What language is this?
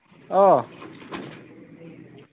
Manipuri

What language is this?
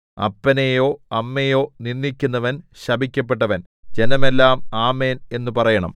Malayalam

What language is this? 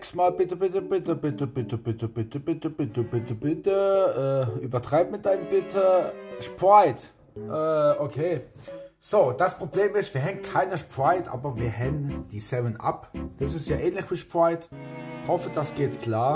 German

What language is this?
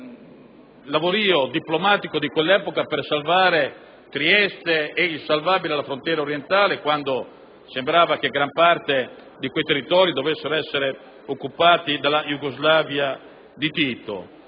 Italian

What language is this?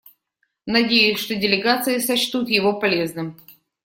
Russian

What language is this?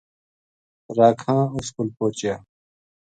Gujari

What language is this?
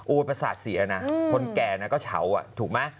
Thai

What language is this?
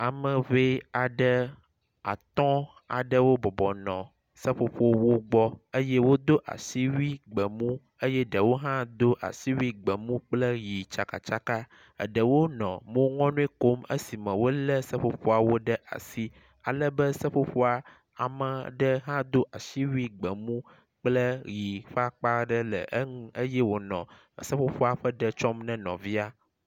Ewe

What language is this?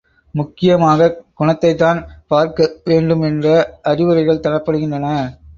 Tamil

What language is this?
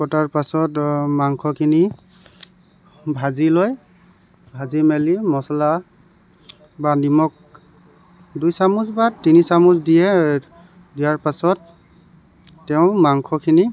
Assamese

